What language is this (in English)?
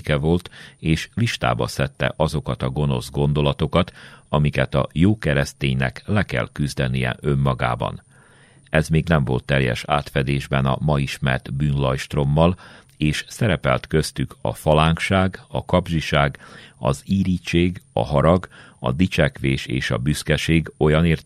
Hungarian